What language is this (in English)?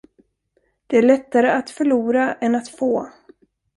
Swedish